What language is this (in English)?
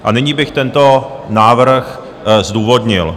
Czech